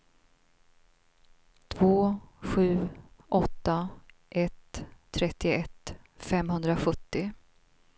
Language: Swedish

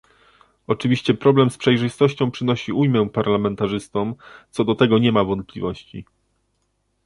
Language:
Polish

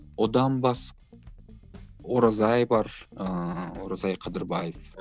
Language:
Kazakh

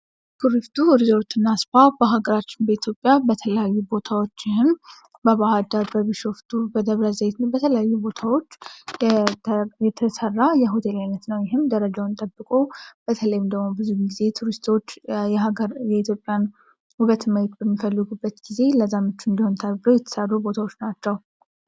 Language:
Amharic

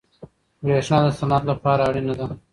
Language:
Pashto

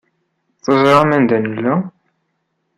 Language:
Kabyle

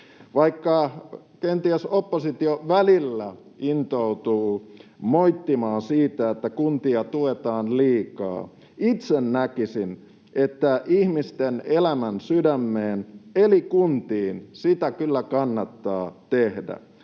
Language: Finnish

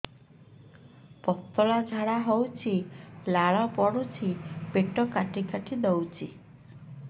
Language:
Odia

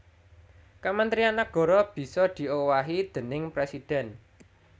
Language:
Javanese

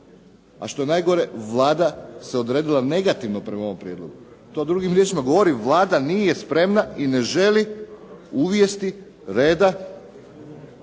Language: Croatian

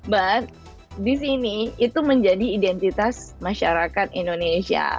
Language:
Indonesian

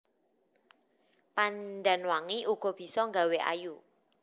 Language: Javanese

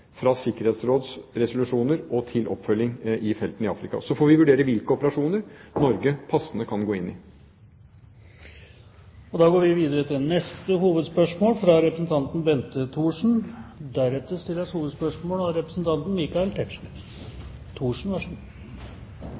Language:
Norwegian Bokmål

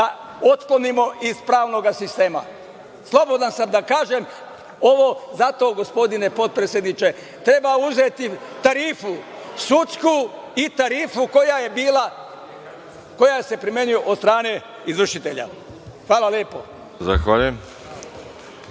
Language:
Serbian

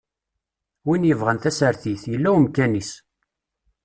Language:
Kabyle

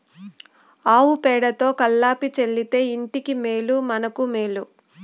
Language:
Telugu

